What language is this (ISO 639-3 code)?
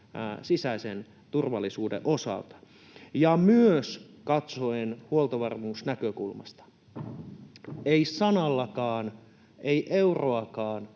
fin